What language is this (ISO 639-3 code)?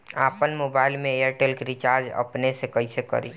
bho